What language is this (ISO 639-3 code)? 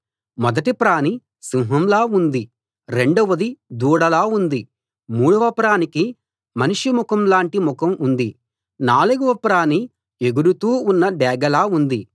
tel